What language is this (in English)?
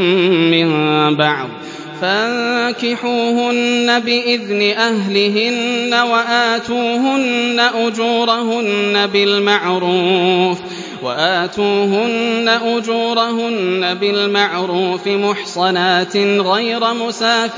Arabic